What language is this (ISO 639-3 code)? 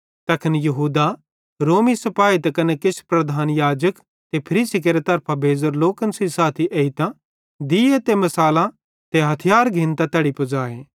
bhd